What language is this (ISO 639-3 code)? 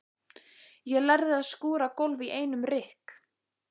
isl